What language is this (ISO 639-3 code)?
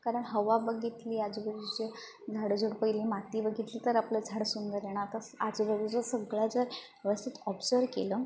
mar